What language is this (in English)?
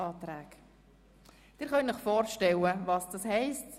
Swiss German